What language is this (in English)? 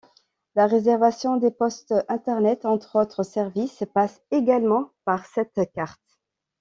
French